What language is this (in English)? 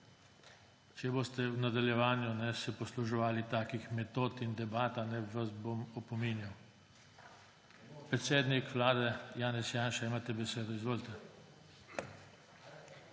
Slovenian